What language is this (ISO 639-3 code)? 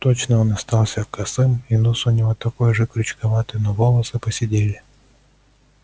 rus